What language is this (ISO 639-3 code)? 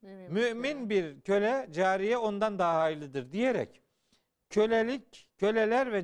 tur